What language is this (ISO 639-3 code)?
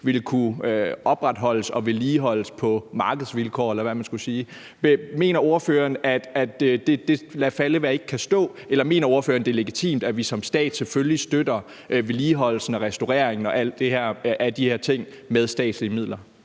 dan